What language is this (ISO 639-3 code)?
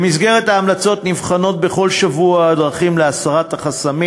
heb